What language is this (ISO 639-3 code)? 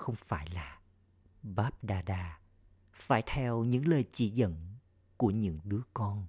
vie